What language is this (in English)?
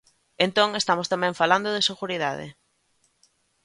Galician